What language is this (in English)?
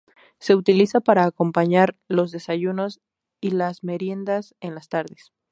Spanish